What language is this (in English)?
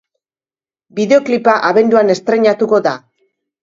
Basque